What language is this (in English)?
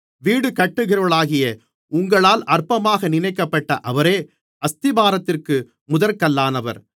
Tamil